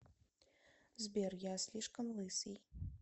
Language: Russian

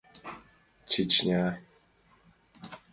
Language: Mari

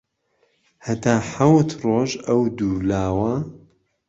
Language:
Central Kurdish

